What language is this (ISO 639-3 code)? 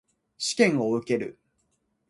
jpn